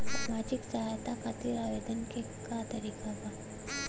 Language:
Bhojpuri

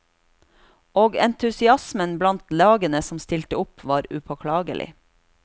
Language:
Norwegian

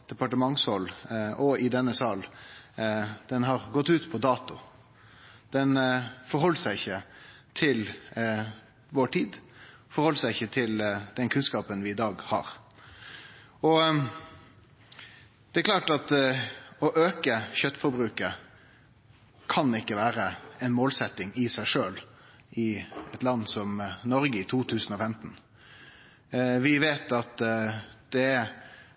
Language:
Norwegian Nynorsk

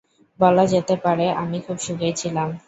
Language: Bangla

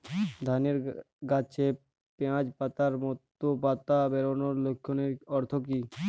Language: Bangla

